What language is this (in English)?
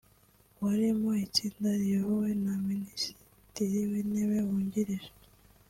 Kinyarwanda